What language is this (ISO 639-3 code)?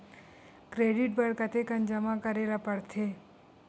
hne